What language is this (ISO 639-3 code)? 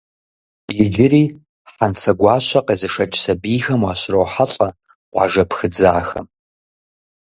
kbd